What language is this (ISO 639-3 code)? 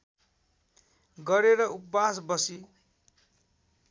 nep